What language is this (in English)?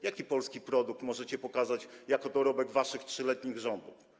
Polish